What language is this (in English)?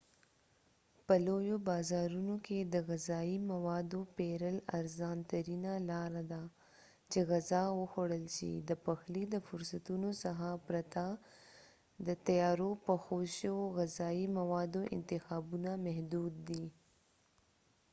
Pashto